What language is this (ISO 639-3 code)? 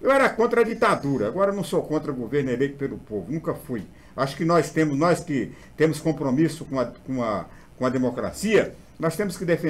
por